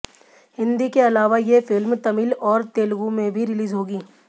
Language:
Hindi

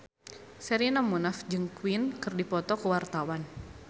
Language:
Sundanese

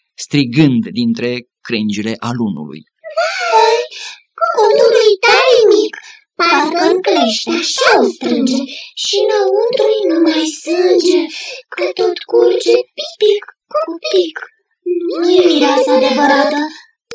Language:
Romanian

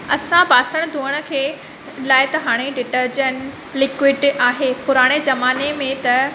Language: Sindhi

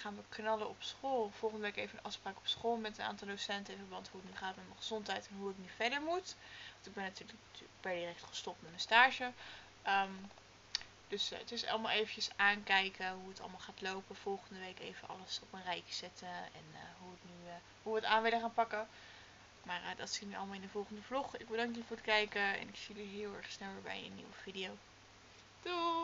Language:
Dutch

